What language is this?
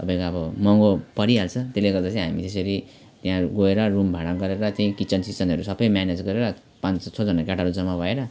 Nepali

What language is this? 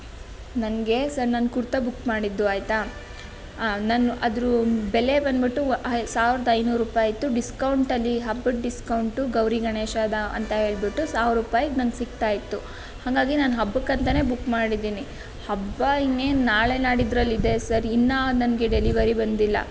Kannada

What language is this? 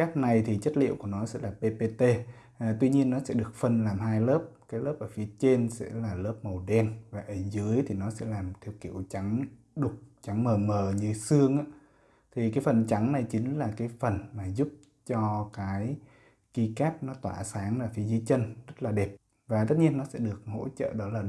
Vietnamese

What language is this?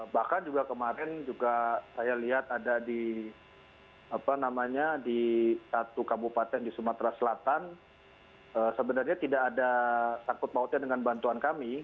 Indonesian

